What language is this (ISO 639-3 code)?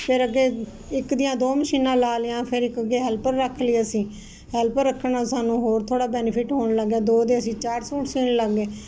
pan